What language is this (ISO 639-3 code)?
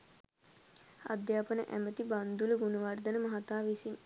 sin